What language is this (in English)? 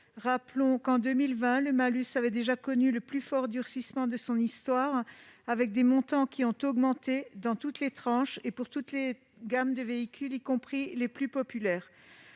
French